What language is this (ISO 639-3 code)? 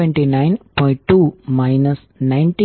guj